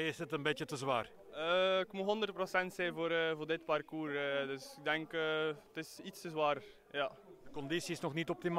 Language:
Dutch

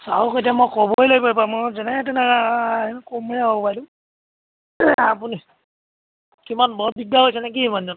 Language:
Assamese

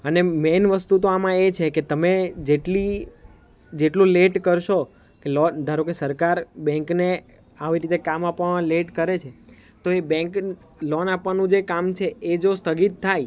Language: Gujarati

